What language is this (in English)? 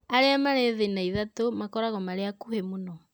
Kikuyu